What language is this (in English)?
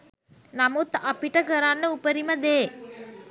Sinhala